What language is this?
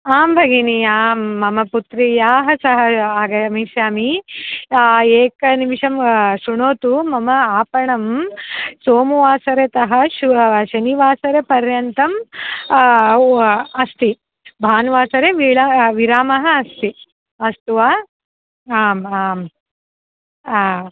Sanskrit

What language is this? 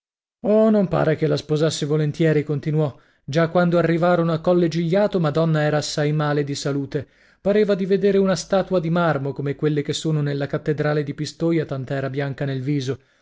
Italian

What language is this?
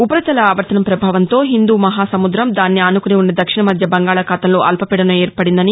Telugu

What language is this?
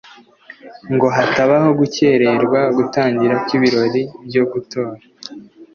Kinyarwanda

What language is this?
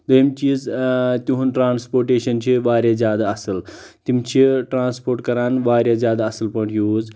Kashmiri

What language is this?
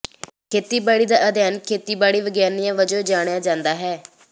Punjabi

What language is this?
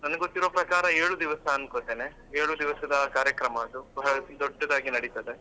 Kannada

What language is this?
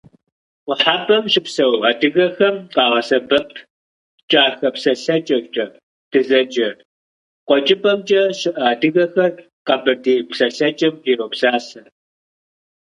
Kabardian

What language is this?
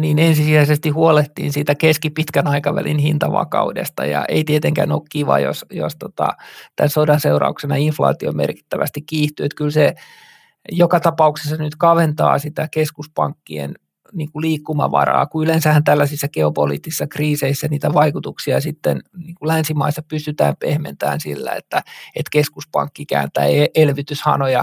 Finnish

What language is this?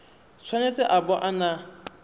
Tswana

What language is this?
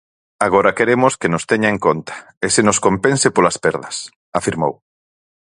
Galician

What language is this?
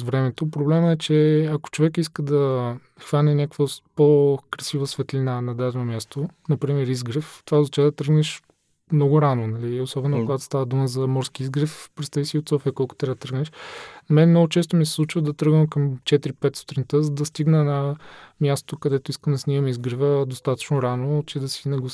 Bulgarian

